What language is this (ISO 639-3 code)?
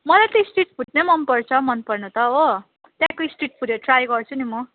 nep